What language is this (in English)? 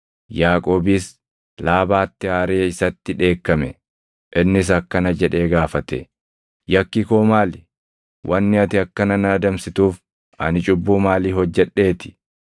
Oromo